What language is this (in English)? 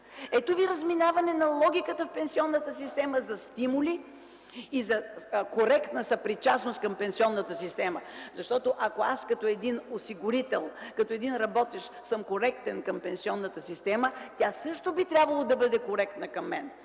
Bulgarian